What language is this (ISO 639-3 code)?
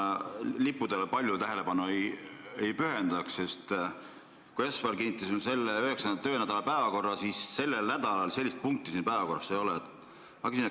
est